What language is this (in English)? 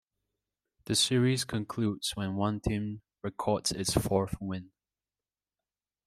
English